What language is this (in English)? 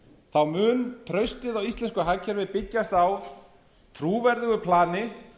Icelandic